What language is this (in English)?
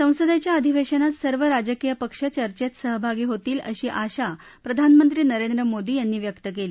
Marathi